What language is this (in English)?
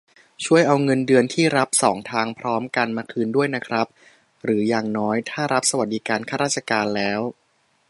Thai